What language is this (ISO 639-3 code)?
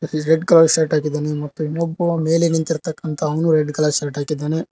kan